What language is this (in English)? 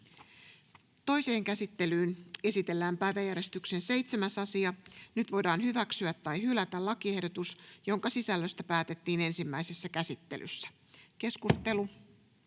Finnish